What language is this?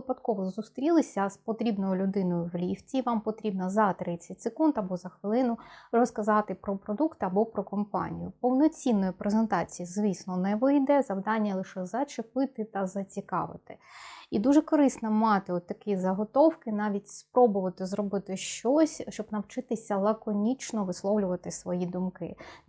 Ukrainian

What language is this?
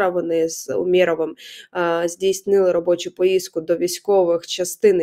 Ukrainian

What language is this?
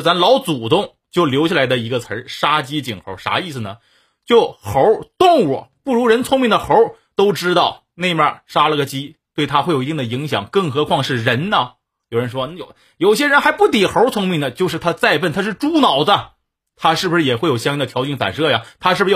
Chinese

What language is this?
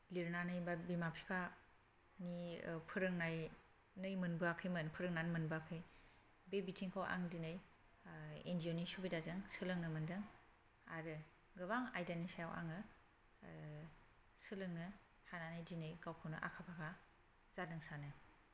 Bodo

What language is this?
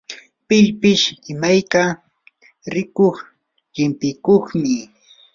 Yanahuanca Pasco Quechua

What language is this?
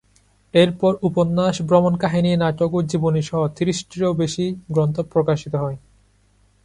Bangla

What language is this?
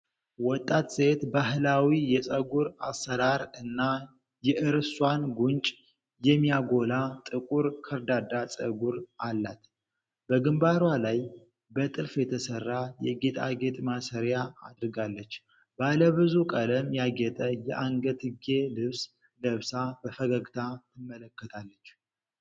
Amharic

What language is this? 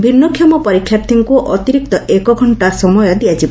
Odia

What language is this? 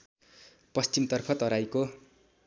Nepali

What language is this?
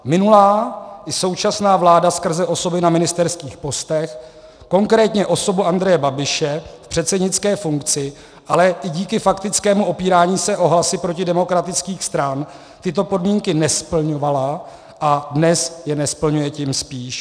Czech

